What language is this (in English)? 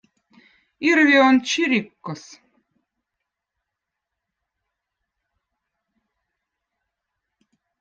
Votic